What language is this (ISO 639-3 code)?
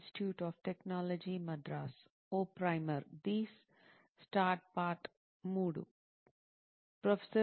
tel